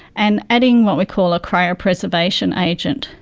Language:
English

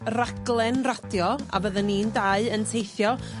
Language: Welsh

